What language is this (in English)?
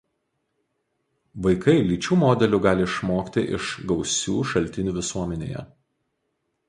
Lithuanian